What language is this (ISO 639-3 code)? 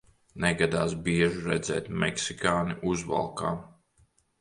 lav